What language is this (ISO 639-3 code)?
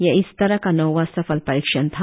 hin